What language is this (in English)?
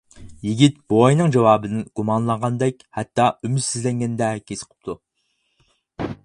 Uyghur